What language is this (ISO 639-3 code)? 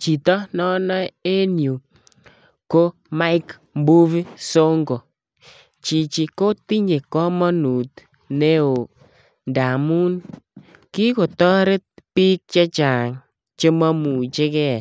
kln